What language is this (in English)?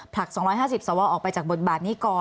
Thai